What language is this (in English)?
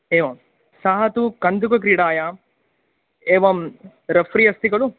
Sanskrit